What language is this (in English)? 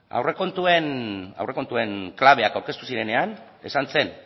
Basque